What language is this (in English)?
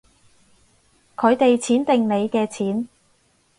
Cantonese